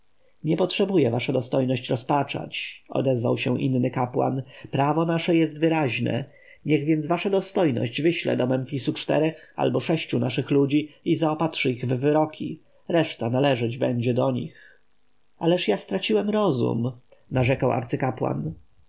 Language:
Polish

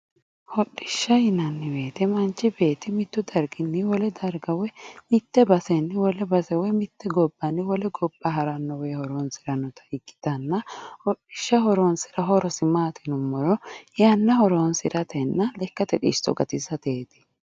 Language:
Sidamo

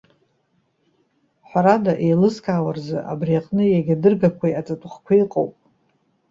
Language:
Abkhazian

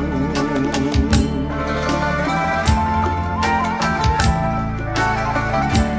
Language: Greek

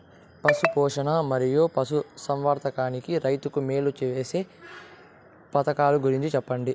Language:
Telugu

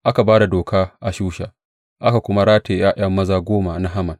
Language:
Hausa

